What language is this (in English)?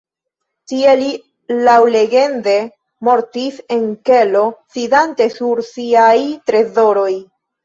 Esperanto